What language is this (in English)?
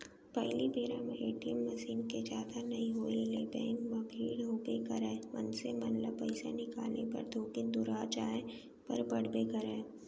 Chhattisgarhi